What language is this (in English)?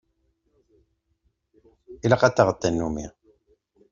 Kabyle